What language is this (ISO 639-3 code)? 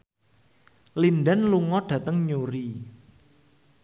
jav